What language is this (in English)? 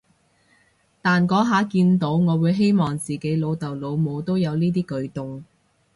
Cantonese